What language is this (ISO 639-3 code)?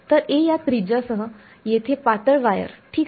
mar